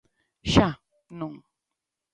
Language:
Galician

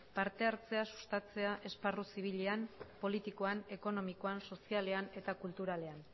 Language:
Basque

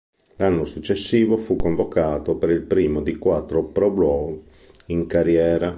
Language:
Italian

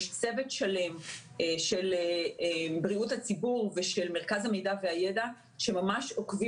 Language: Hebrew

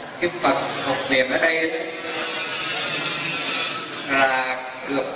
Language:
Vietnamese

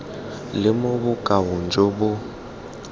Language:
Tswana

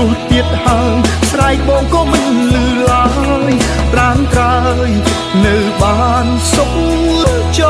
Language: Vietnamese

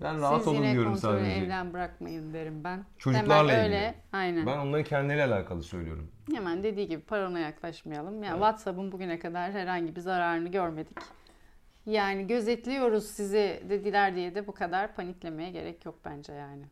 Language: Turkish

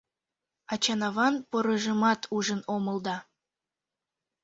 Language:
Mari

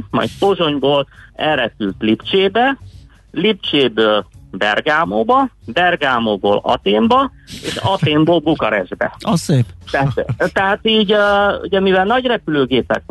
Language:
Hungarian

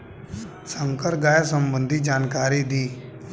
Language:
Bhojpuri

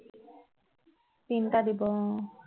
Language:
Assamese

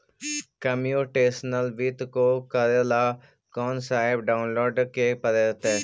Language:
Magahi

